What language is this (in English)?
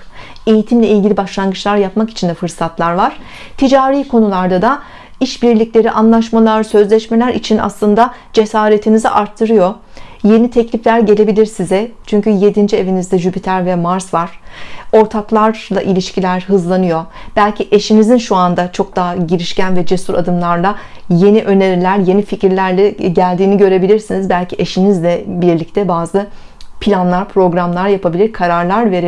Turkish